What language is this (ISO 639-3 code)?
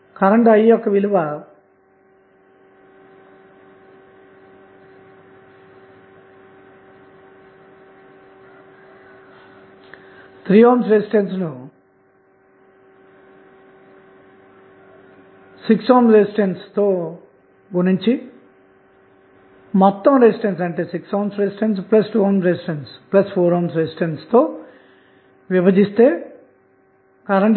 tel